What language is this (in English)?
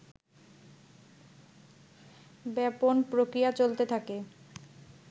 Bangla